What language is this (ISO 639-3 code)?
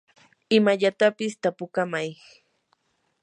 qur